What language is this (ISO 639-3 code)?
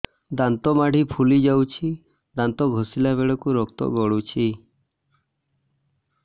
ori